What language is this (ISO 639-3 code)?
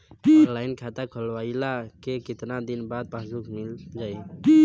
bho